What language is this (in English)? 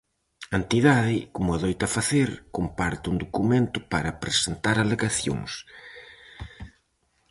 Galician